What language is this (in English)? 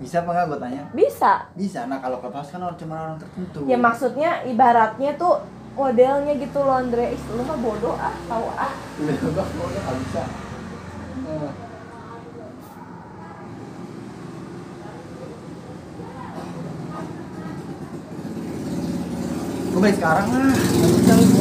Indonesian